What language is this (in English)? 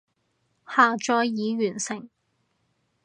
Cantonese